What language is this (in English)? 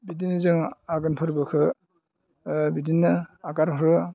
Bodo